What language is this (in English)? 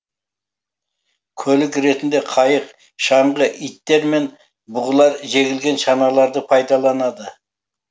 Kazakh